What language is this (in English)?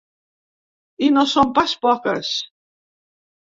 Catalan